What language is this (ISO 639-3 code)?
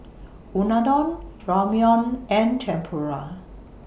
eng